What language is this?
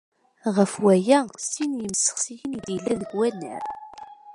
Kabyle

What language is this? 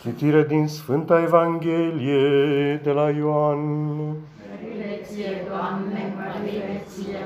Romanian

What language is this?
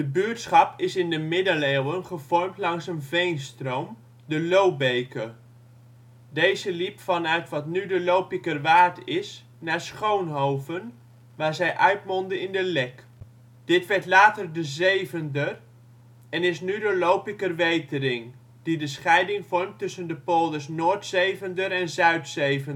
Dutch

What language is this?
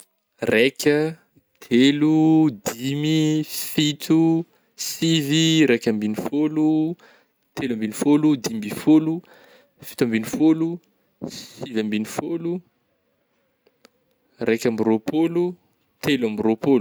Northern Betsimisaraka Malagasy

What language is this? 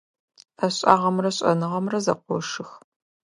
Adyghe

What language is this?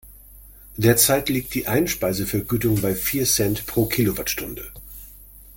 German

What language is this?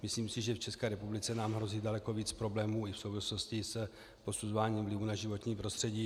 Czech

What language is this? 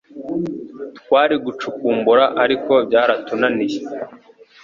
Kinyarwanda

